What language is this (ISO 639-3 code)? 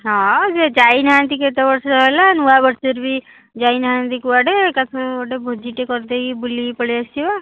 ori